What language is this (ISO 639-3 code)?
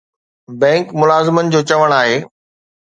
snd